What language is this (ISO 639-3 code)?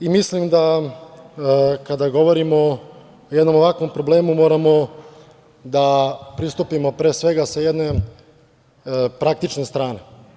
srp